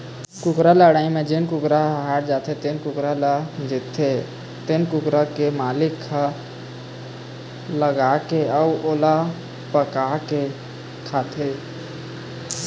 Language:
Chhattisgarhi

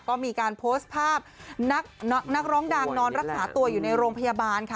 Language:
Thai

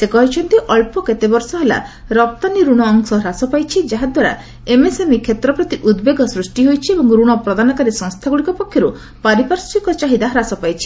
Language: Odia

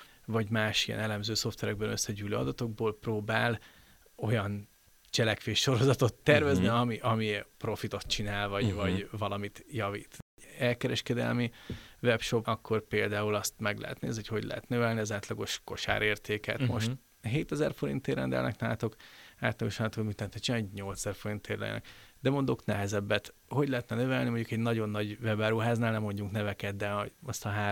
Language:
Hungarian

